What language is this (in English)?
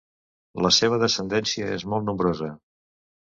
Catalan